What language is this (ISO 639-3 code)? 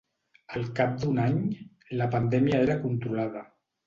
cat